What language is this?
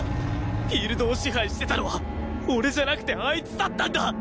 Japanese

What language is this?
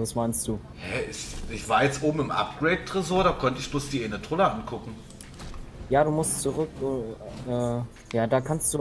German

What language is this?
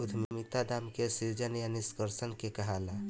Bhojpuri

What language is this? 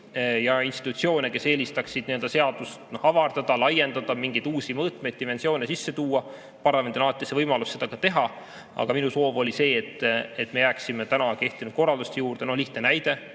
Estonian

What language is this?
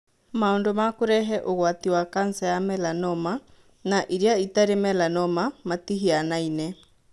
Kikuyu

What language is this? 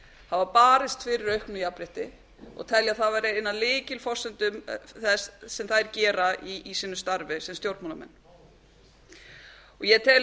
Icelandic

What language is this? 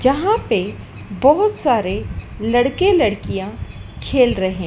Hindi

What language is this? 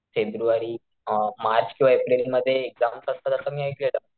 Marathi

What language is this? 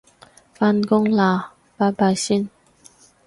Cantonese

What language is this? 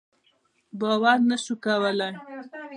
Pashto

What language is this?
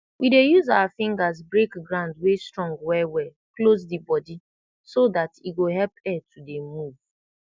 Nigerian Pidgin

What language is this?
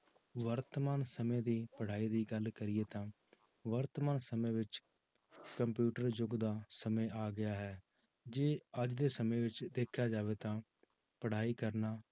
Punjabi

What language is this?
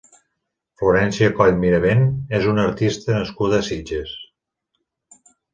Catalan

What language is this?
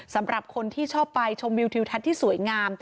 Thai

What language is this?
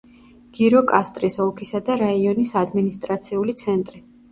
Georgian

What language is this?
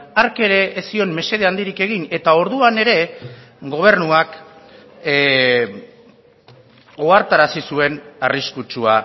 Basque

